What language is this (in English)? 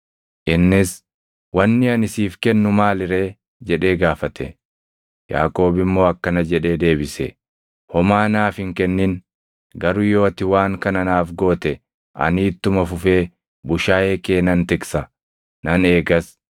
Oromo